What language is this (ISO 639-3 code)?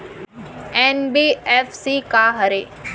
hne